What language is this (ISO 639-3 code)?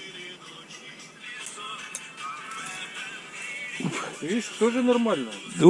rus